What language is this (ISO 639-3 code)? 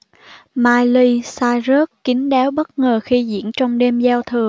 vie